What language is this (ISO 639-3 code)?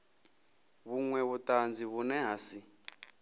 ven